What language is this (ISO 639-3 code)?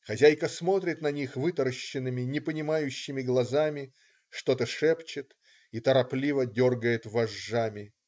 rus